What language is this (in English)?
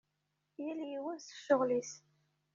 Kabyle